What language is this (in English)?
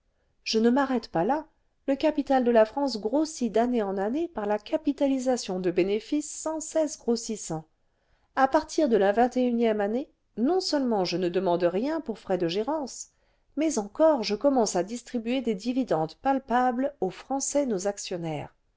French